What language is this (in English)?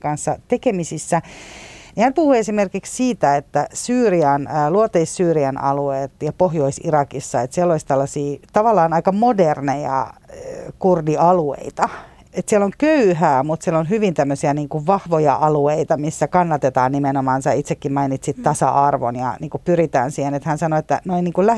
Finnish